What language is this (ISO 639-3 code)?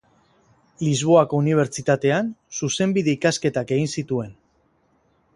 eus